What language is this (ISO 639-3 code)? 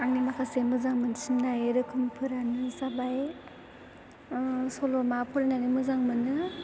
brx